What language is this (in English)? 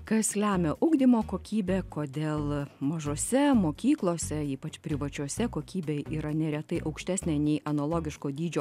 Lithuanian